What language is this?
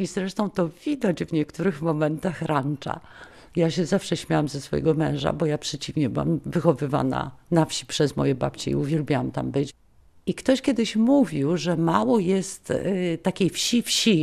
Polish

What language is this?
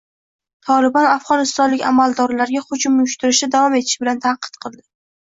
Uzbek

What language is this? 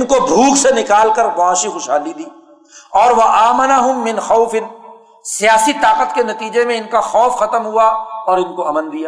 Urdu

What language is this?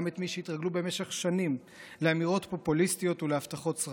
Hebrew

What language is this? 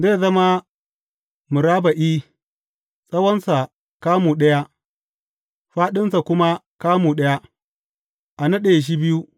Hausa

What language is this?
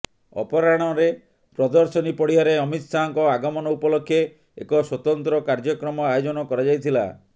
Odia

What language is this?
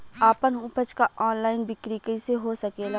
Bhojpuri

